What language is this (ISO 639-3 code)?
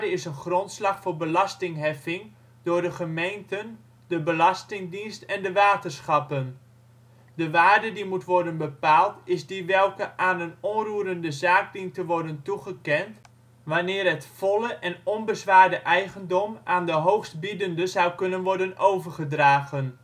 nld